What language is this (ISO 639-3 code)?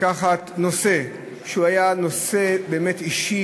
heb